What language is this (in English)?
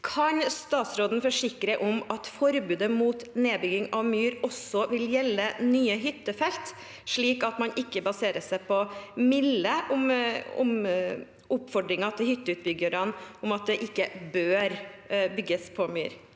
Norwegian